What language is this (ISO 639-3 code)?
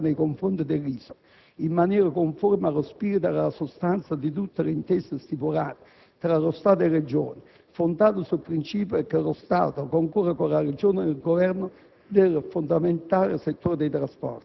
ita